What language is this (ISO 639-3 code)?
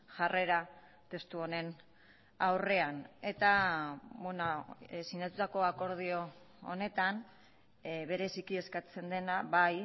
eus